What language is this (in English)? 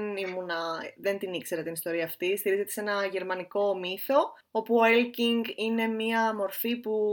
Greek